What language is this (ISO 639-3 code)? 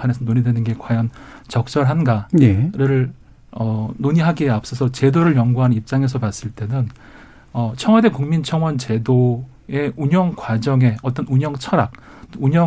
kor